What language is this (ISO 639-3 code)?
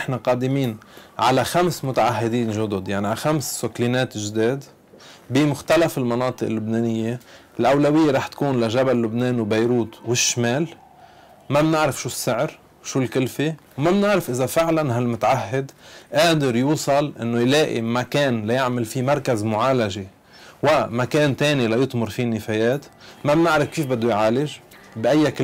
ara